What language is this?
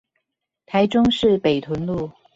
Chinese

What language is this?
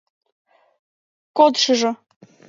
Mari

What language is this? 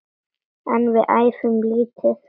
Icelandic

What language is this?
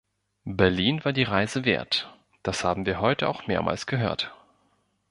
German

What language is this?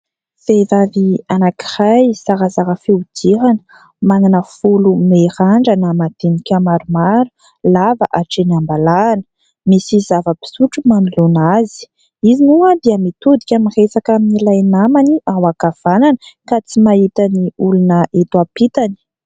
Malagasy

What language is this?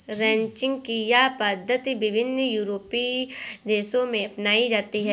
Hindi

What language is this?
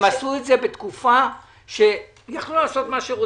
Hebrew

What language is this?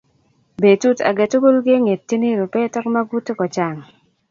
Kalenjin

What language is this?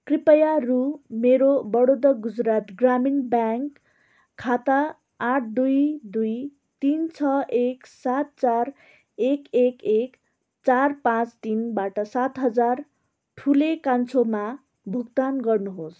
Nepali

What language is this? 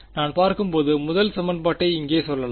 Tamil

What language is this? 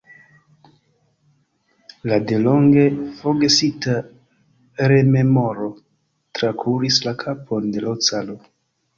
Esperanto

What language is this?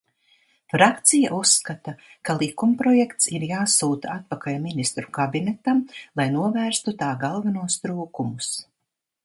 Latvian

